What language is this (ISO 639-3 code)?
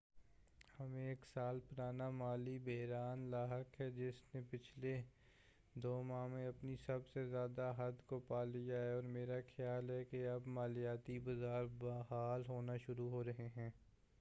urd